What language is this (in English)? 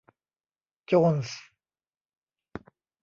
Thai